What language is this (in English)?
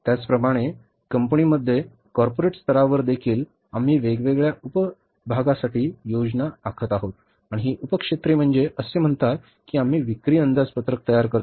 Marathi